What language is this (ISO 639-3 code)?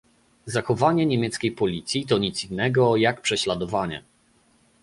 pol